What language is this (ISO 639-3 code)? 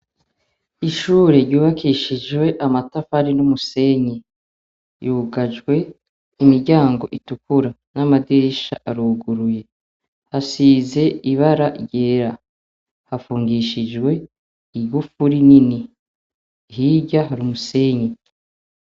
run